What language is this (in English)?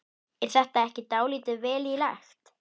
Icelandic